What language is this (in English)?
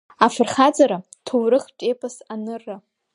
Abkhazian